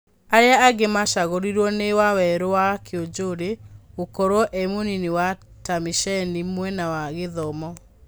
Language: Kikuyu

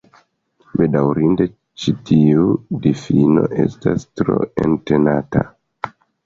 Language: Esperanto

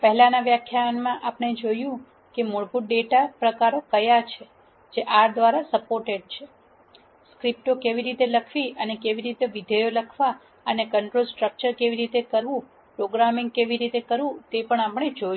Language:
Gujarati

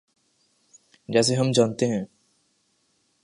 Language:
Urdu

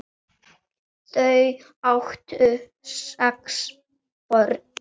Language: Icelandic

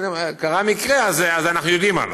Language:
Hebrew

